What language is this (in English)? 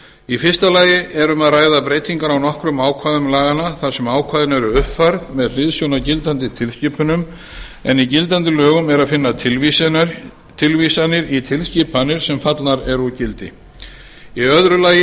Icelandic